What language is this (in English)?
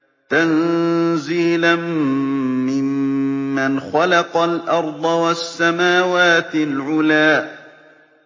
Arabic